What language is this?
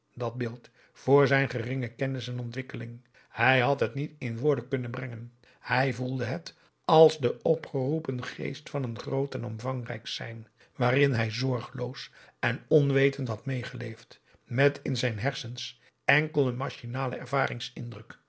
Dutch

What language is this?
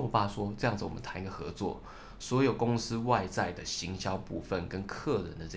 Chinese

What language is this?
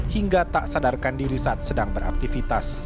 Indonesian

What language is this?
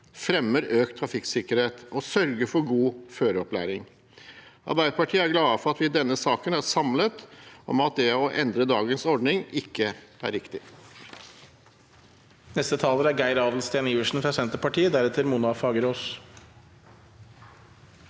Norwegian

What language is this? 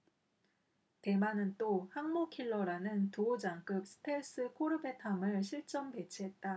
Korean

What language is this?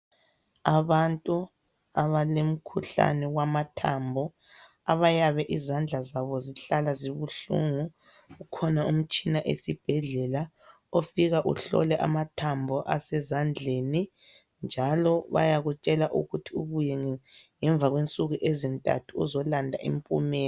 North Ndebele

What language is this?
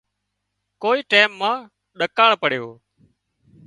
Wadiyara Koli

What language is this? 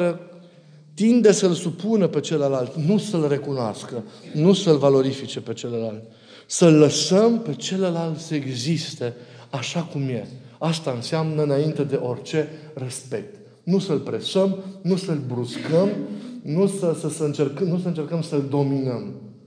Romanian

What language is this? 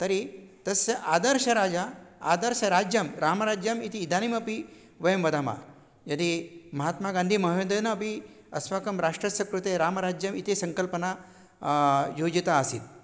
Sanskrit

